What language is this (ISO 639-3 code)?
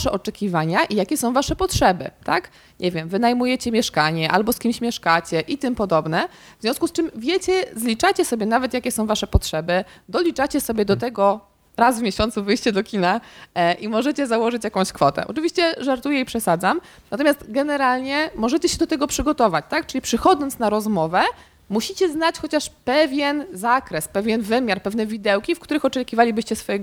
pol